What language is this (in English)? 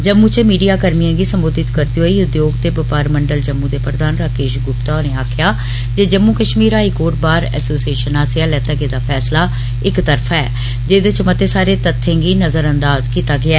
Dogri